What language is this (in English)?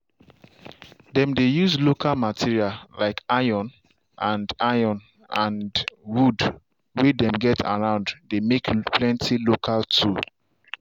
Nigerian Pidgin